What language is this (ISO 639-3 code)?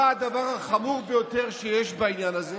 heb